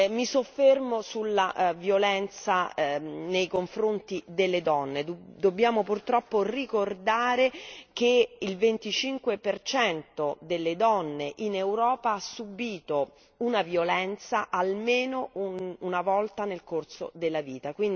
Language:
Italian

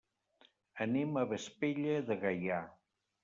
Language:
Catalan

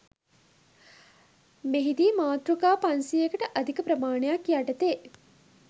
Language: Sinhala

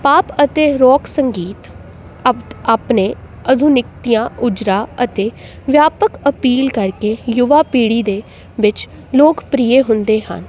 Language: Punjabi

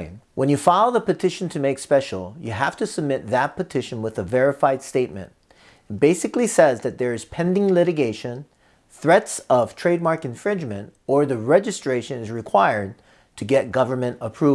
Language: English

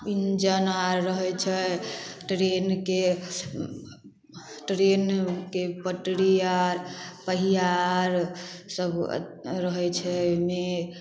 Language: Maithili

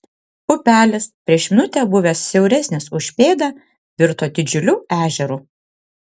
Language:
Lithuanian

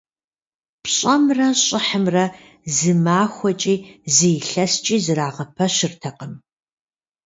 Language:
Kabardian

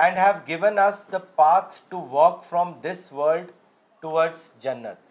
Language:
Urdu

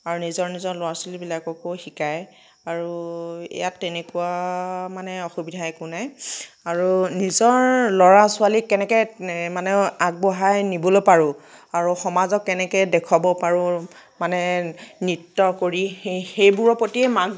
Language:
Assamese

